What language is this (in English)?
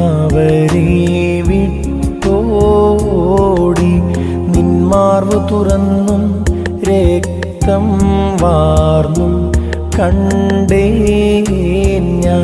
Malayalam